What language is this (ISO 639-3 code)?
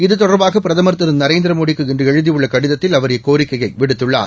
tam